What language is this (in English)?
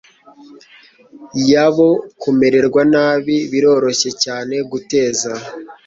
Kinyarwanda